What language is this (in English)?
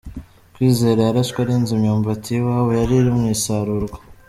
Kinyarwanda